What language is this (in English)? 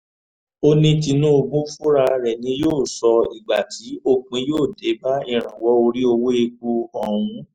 Yoruba